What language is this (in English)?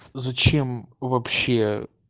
Russian